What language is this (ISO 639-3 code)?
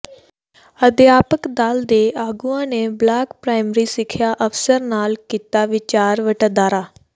pan